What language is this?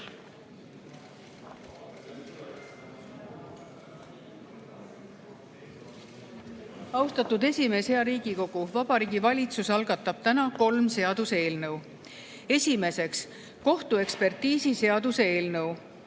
Estonian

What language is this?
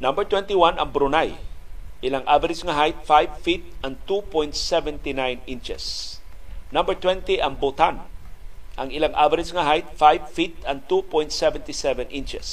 Filipino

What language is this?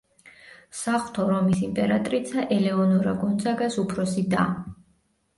Georgian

